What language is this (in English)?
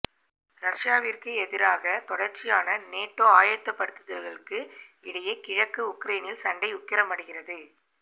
Tamil